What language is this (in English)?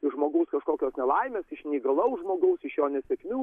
Lithuanian